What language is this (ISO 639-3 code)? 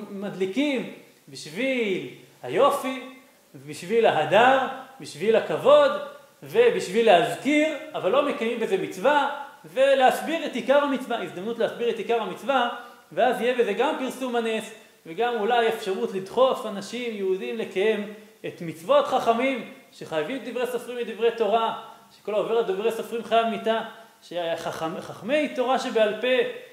heb